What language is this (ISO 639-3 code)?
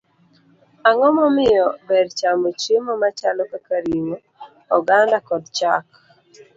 luo